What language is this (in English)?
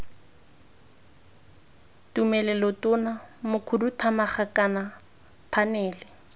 Tswana